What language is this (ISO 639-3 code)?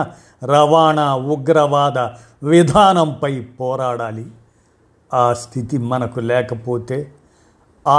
tel